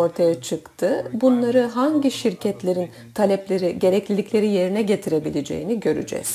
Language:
Turkish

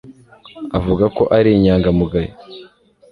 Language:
Kinyarwanda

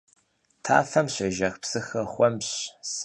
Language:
Kabardian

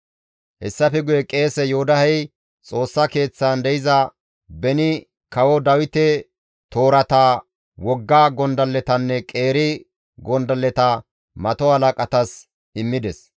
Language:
Gamo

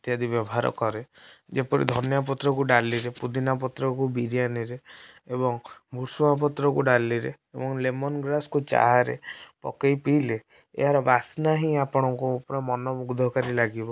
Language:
Odia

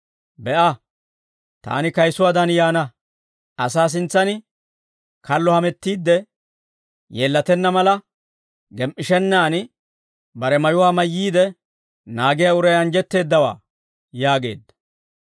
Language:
Dawro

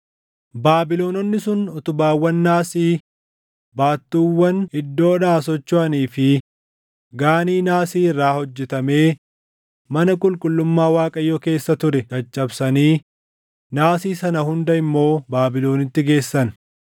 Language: Oromo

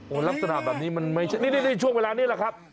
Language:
Thai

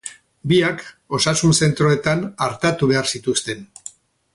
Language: Basque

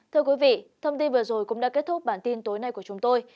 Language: Vietnamese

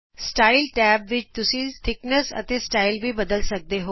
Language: Punjabi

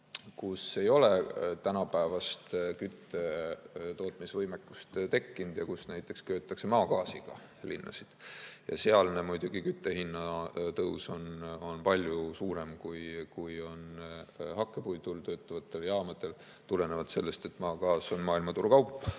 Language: Estonian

